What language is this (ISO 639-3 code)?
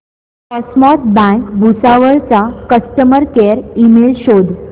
mar